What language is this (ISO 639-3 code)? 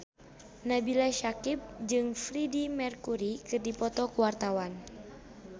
sun